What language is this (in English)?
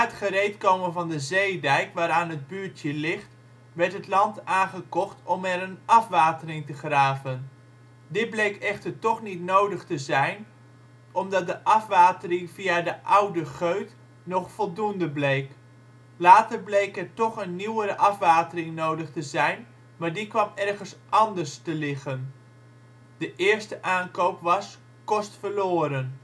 Dutch